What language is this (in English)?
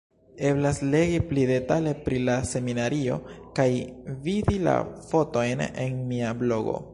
Esperanto